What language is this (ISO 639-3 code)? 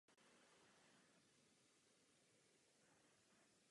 ces